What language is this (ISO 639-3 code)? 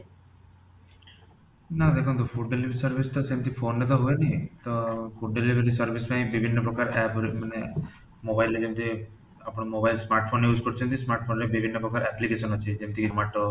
ori